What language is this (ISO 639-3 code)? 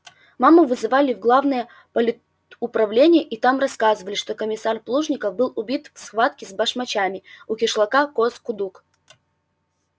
rus